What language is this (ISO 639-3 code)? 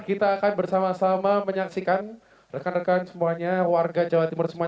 ind